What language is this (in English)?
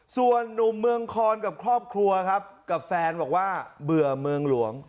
Thai